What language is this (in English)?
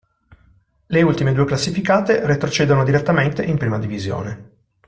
Italian